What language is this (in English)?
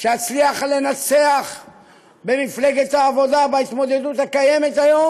Hebrew